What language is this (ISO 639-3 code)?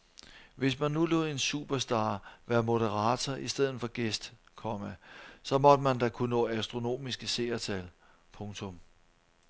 dan